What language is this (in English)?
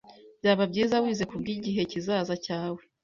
Kinyarwanda